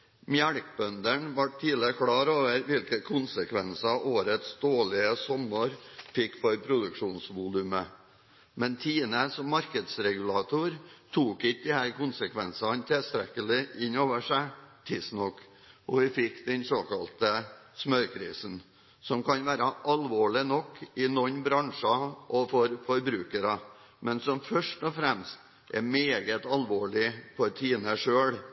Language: Norwegian Bokmål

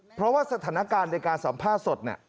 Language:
Thai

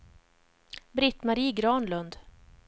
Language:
Swedish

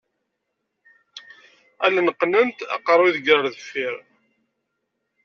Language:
Kabyle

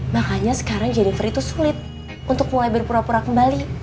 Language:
Indonesian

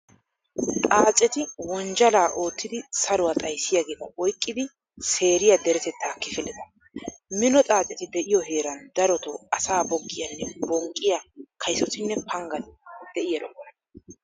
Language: Wolaytta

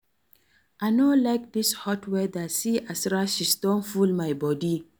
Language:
Nigerian Pidgin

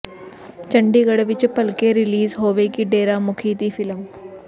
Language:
Punjabi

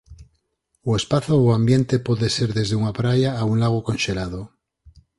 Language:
Galician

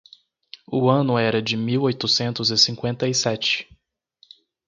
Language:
Portuguese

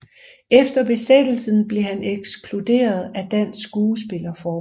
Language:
Danish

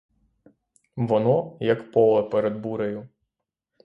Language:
Ukrainian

